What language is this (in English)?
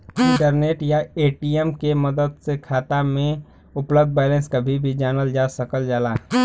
Bhojpuri